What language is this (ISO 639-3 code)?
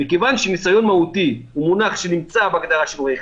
heb